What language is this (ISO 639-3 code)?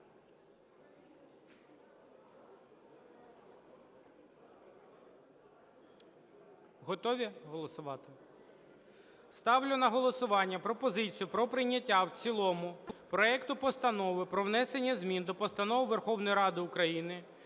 ukr